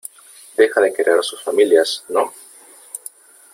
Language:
Spanish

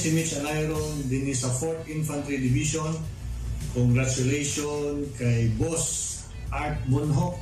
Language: Filipino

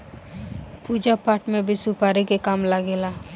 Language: Bhojpuri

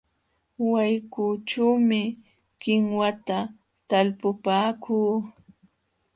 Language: Jauja Wanca Quechua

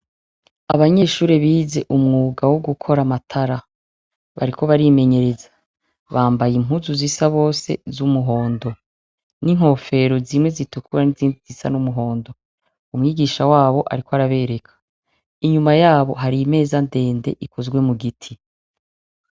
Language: Rundi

